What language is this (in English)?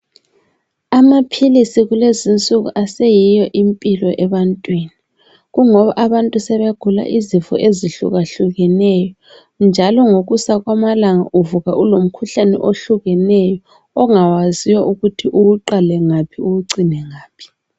North Ndebele